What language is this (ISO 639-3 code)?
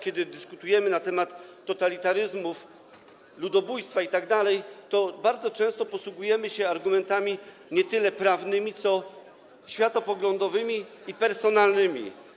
pol